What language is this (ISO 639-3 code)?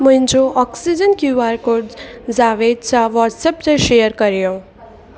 snd